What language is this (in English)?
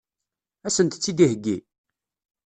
Kabyle